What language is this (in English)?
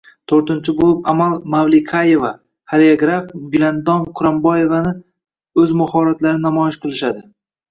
Uzbek